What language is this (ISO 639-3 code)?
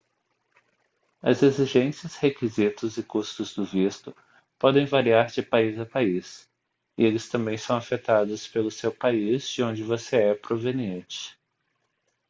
por